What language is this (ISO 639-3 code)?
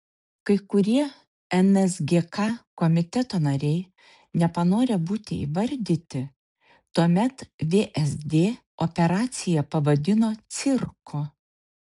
lit